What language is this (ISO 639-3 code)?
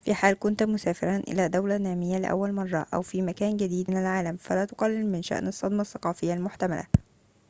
ara